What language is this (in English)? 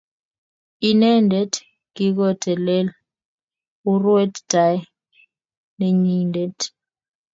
Kalenjin